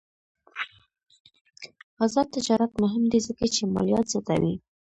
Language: Pashto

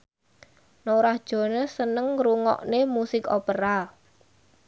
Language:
Javanese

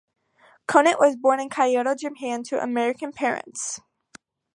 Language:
English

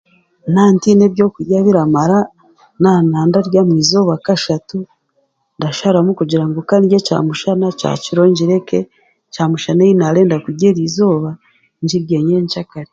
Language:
Chiga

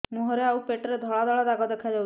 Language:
Odia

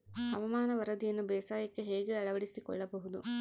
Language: Kannada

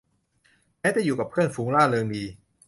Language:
Thai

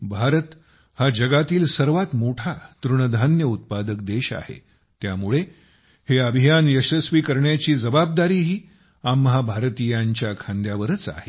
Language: Marathi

